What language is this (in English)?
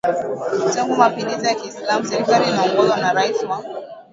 Swahili